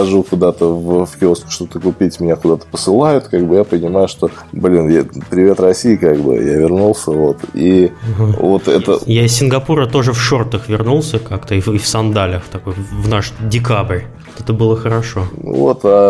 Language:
Russian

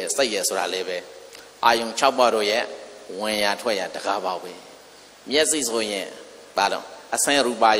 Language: Indonesian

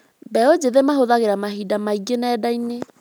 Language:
Kikuyu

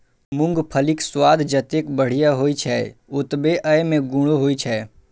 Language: Maithili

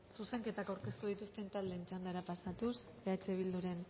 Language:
Basque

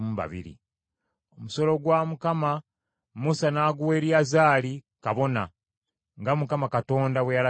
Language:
Ganda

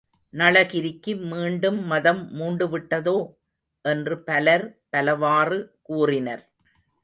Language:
Tamil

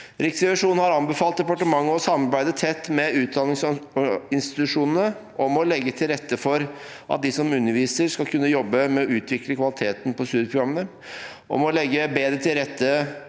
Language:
Norwegian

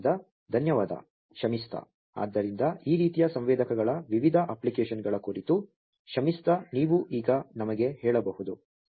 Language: Kannada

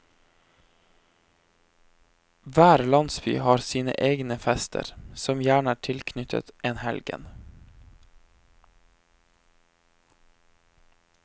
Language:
Norwegian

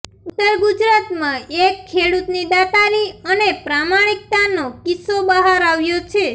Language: Gujarati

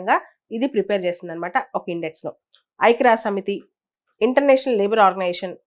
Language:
Telugu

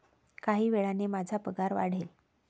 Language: Marathi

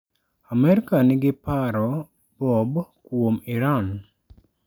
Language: Luo (Kenya and Tanzania)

